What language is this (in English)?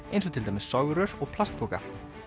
Icelandic